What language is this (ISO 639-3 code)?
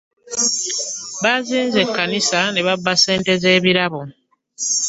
lug